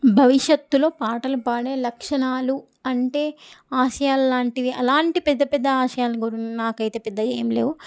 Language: Telugu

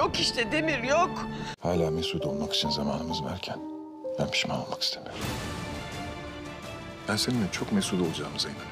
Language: Turkish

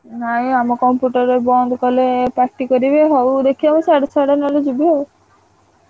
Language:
Odia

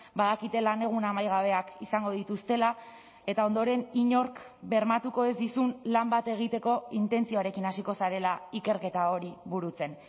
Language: Basque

